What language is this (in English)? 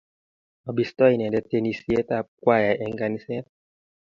Kalenjin